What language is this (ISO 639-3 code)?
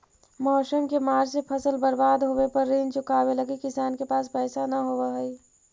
mag